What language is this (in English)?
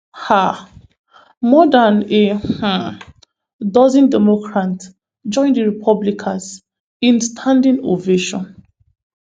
Nigerian Pidgin